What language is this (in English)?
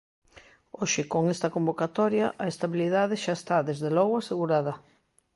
Galician